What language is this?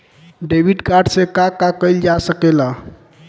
Bhojpuri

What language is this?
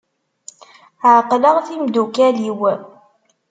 Kabyle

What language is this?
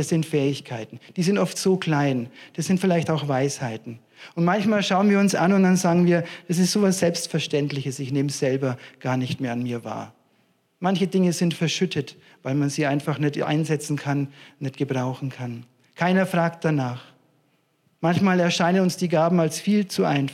German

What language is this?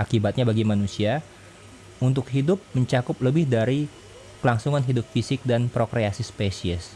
Indonesian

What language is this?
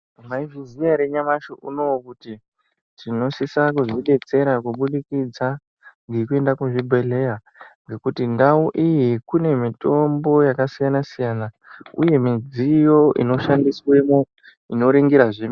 Ndau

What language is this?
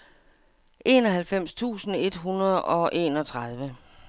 Danish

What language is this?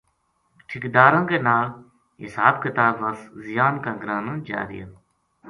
Gujari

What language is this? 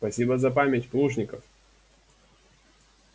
Russian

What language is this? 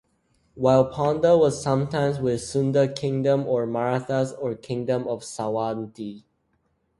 English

